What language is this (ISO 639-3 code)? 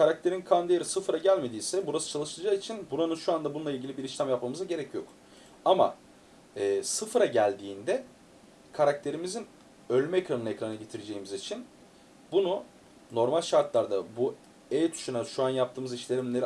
tur